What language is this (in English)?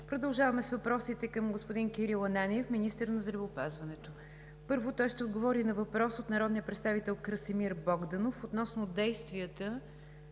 Bulgarian